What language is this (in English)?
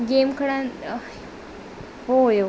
Sindhi